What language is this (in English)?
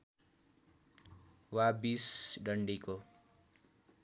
Nepali